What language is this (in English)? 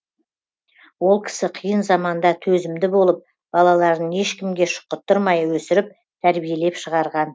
Kazakh